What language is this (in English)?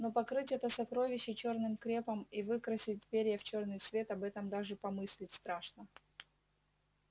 Russian